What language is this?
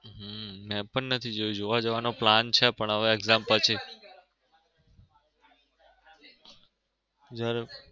Gujarati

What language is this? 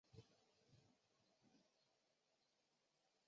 Chinese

